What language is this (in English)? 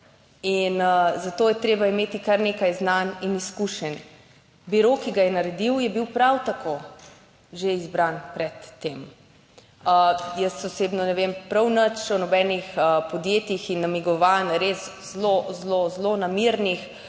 Slovenian